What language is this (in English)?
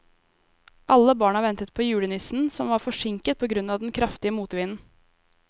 Norwegian